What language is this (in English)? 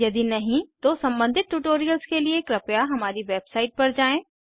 Hindi